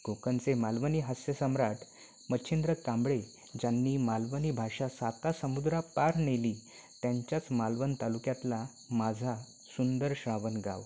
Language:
Marathi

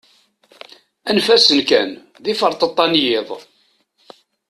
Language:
Kabyle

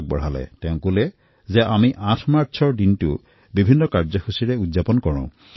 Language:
Assamese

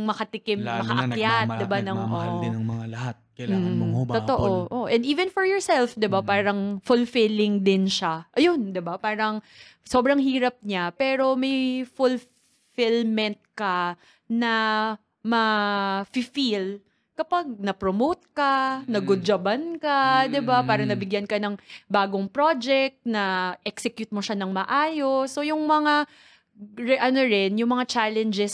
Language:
Filipino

